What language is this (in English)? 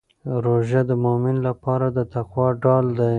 Pashto